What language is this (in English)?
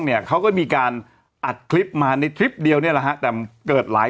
Thai